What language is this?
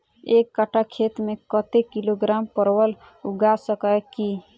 Maithili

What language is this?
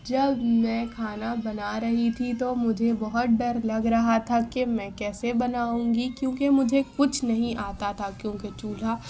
Urdu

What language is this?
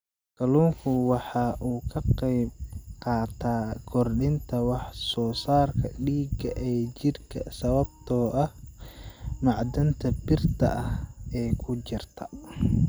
Somali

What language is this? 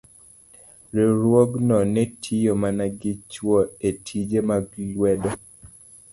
Luo (Kenya and Tanzania)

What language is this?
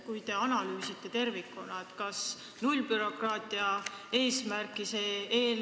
Estonian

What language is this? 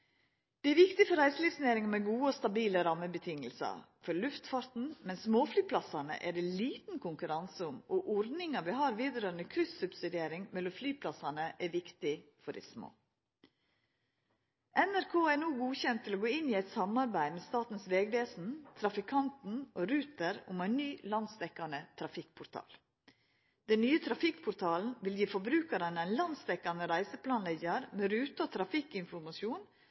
Norwegian Nynorsk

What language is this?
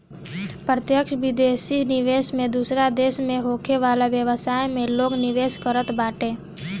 Bhojpuri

